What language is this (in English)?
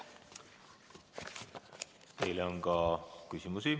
Estonian